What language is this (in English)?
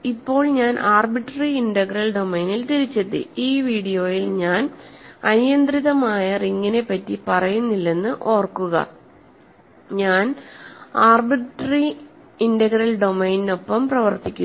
Malayalam